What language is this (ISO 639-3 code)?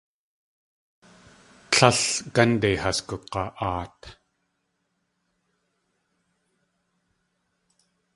tli